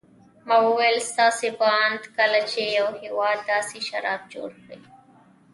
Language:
Pashto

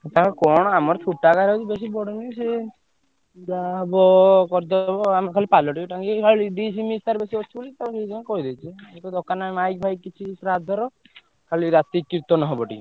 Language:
Odia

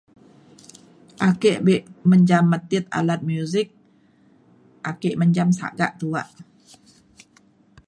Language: Mainstream Kenyah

